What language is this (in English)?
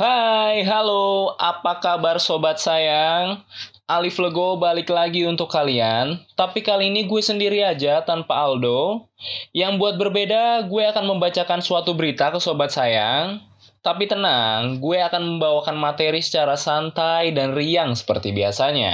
Indonesian